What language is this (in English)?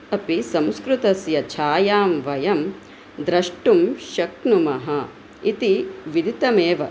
Sanskrit